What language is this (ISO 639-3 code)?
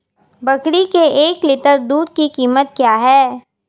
hin